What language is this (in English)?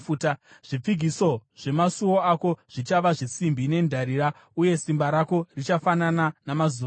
Shona